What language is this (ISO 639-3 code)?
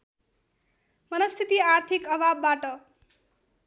nep